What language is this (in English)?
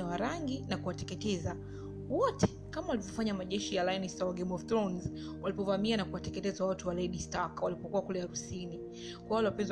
Swahili